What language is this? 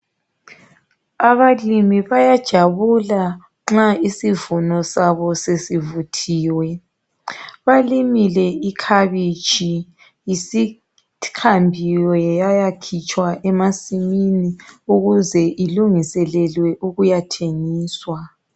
North Ndebele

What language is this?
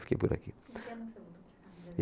Portuguese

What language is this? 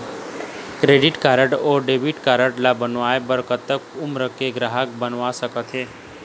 Chhattisgarhi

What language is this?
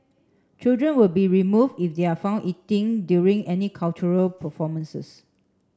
English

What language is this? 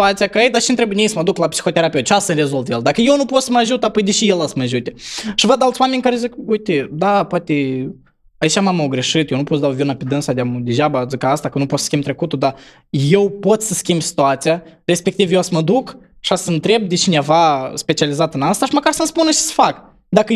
Romanian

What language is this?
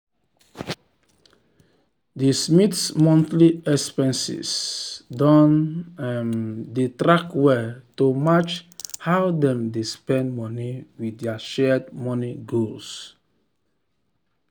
Nigerian Pidgin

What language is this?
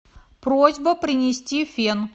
Russian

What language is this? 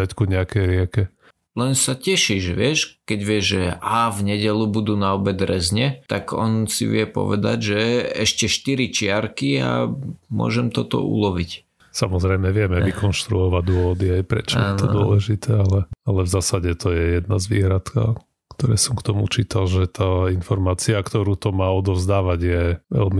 Slovak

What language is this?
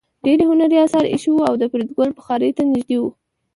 Pashto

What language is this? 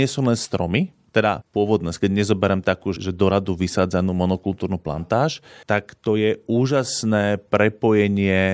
Slovak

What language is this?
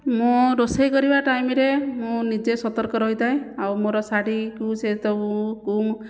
Odia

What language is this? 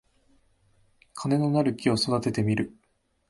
Japanese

